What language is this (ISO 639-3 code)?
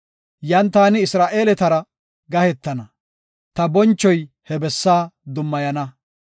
gof